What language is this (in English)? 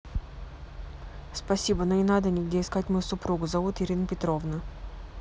Russian